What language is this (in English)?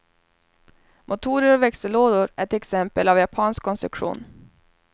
Swedish